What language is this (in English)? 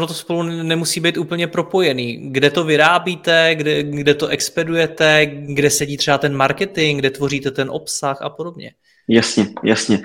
Czech